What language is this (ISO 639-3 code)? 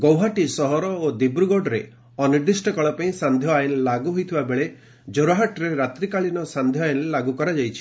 ori